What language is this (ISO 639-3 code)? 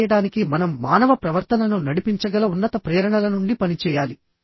tel